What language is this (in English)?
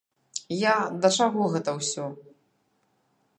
Belarusian